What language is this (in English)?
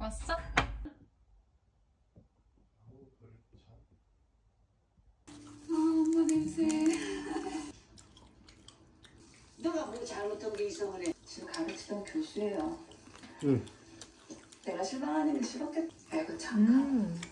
Korean